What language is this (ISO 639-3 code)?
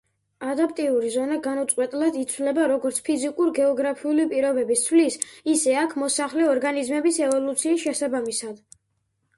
kat